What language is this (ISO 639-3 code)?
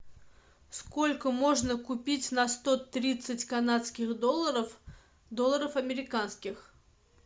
rus